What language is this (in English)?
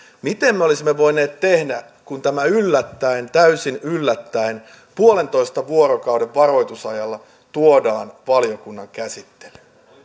Finnish